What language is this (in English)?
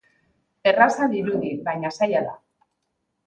Basque